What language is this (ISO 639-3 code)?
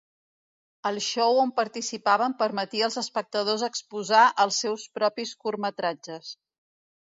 cat